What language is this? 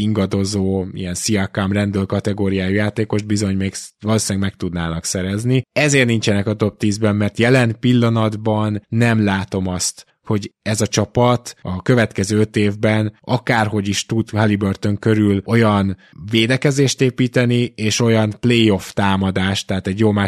Hungarian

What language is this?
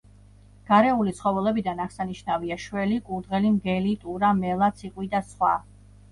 Georgian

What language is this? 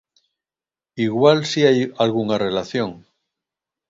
Galician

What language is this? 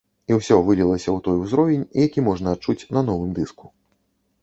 Belarusian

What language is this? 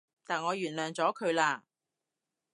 Cantonese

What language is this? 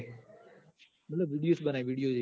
Gujarati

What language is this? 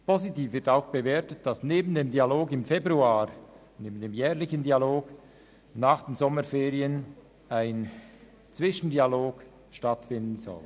Swiss German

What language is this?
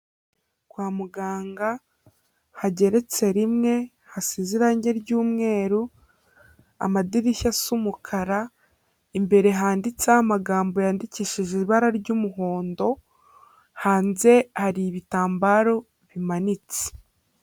Kinyarwanda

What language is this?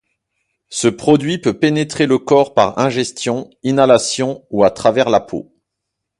French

